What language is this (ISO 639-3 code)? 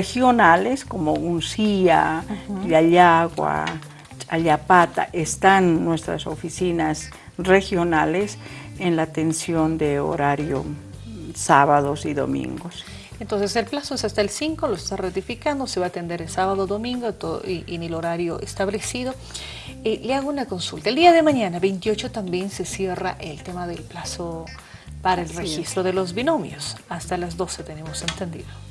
spa